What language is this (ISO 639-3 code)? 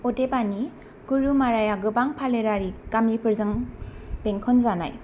brx